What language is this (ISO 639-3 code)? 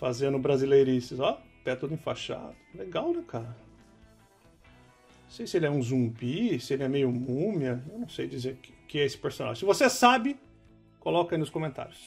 por